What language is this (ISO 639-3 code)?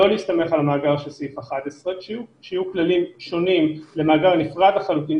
heb